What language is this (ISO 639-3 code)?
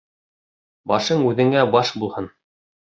bak